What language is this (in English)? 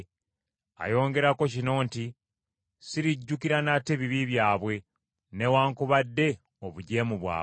Ganda